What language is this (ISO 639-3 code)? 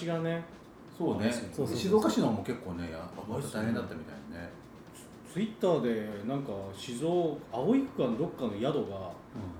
jpn